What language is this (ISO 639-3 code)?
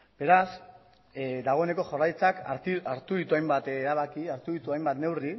eus